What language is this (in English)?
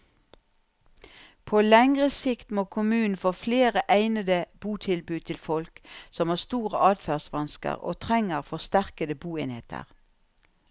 Norwegian